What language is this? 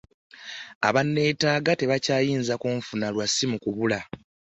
Ganda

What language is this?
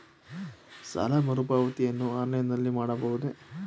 Kannada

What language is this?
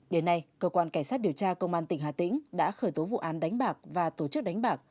Vietnamese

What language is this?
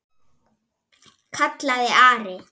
Icelandic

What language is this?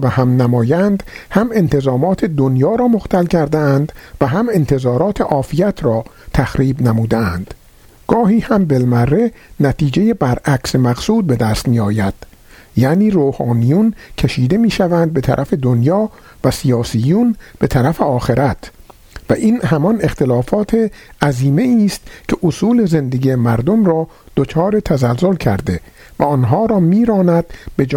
Persian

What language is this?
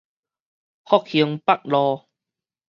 Min Nan Chinese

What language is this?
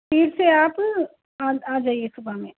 Urdu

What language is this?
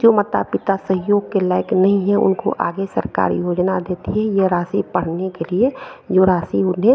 Hindi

